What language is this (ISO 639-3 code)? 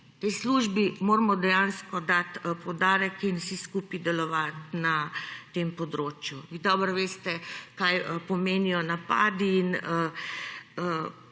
slv